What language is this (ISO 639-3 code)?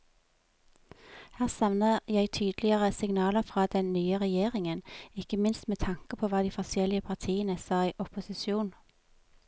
nor